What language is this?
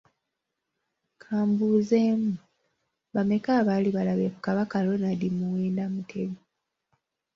Ganda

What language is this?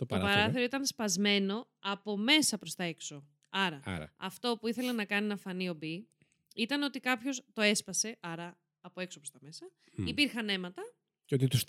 Greek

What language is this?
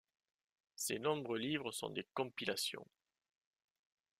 French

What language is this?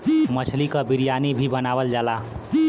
Bhojpuri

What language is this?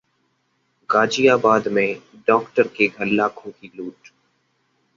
Hindi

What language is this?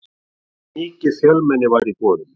Icelandic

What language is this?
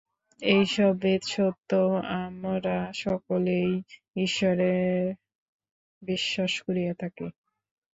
Bangla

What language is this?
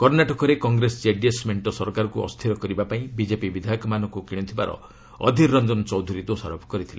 Odia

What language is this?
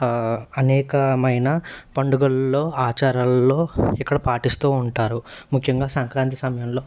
Telugu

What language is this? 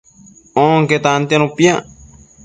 Matsés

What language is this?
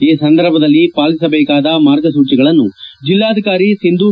Kannada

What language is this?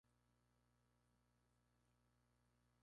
Spanish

